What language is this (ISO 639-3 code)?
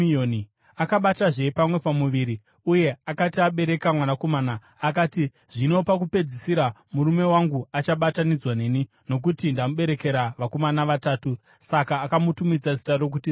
sna